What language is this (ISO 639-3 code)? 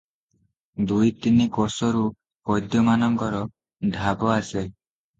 ori